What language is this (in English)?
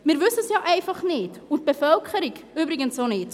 Swiss German